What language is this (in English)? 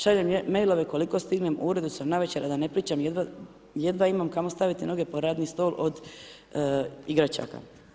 Croatian